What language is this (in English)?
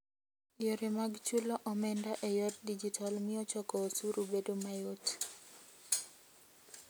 Luo (Kenya and Tanzania)